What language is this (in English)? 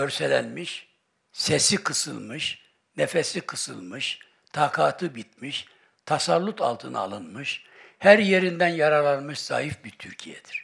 Turkish